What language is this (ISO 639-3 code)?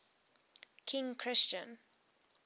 eng